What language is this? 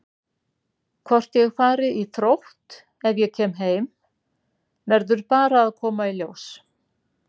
Icelandic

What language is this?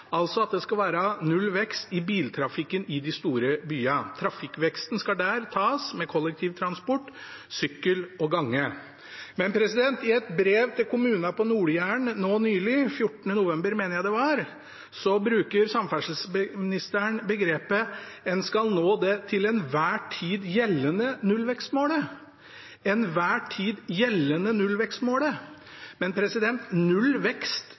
Norwegian Bokmål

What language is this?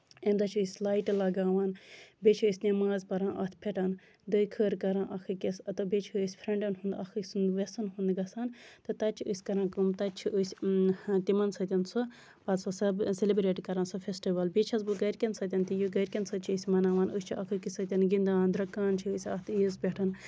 Kashmiri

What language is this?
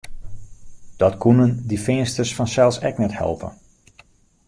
Western Frisian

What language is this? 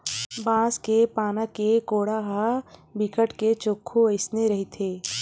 Chhattisgarhi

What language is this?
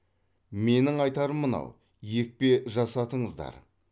Kazakh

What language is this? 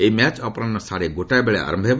Odia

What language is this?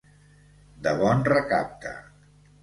Catalan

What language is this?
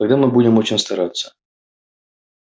Russian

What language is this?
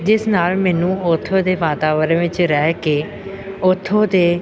Punjabi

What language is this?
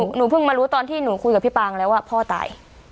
Thai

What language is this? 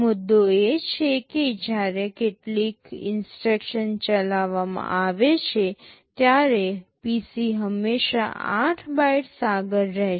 Gujarati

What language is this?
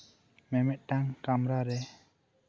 Santali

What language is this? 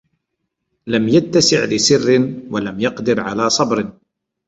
Arabic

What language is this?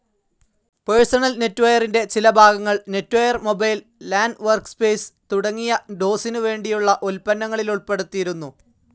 Malayalam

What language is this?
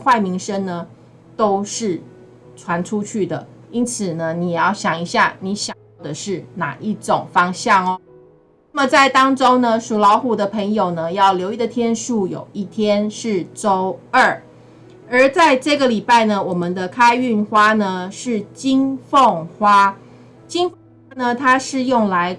Chinese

